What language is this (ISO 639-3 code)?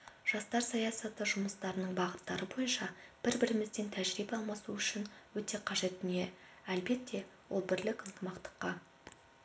kaz